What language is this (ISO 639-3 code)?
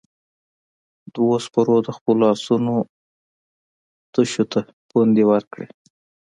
pus